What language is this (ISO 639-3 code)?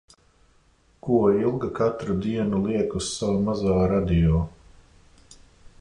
lav